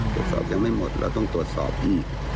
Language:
Thai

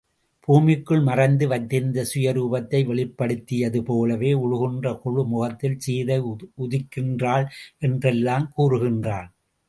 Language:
Tamil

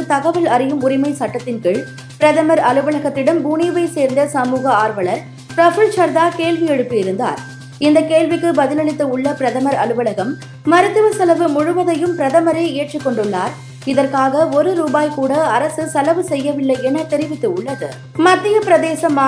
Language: Tamil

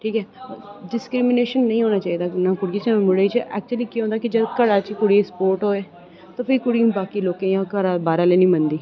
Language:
Dogri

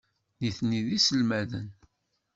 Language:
Kabyle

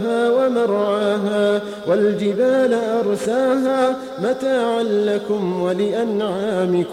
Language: Arabic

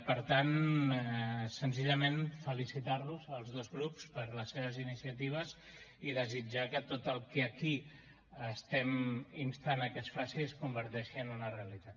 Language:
Catalan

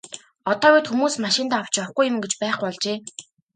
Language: Mongolian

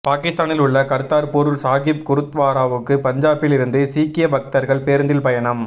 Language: Tamil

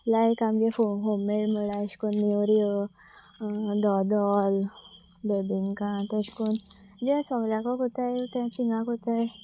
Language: Konkani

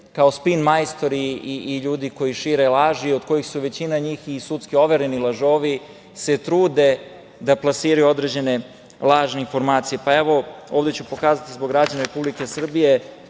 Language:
Serbian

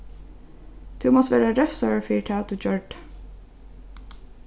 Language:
Faroese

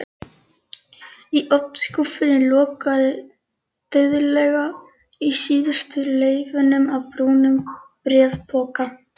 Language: Icelandic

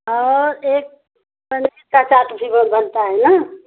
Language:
Hindi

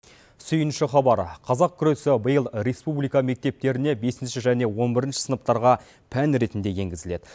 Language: Kazakh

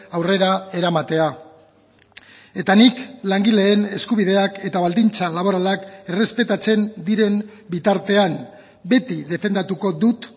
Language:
Basque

